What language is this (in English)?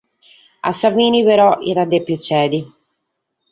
Sardinian